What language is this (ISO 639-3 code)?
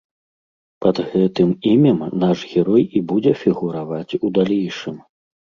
bel